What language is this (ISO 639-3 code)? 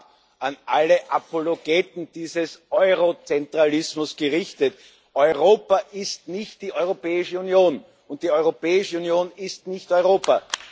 deu